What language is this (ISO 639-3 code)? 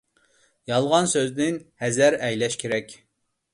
uig